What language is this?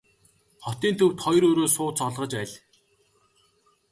Mongolian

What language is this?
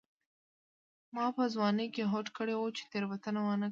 Pashto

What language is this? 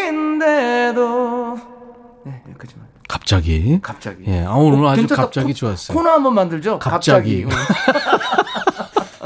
Korean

